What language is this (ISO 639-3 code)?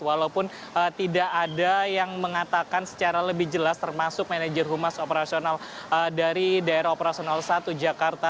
ind